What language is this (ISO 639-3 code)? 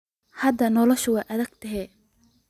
som